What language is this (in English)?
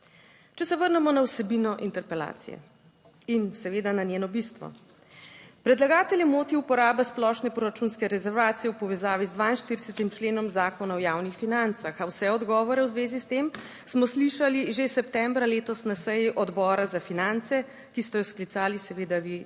Slovenian